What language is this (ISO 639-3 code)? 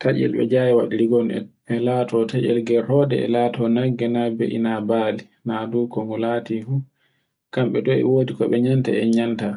fue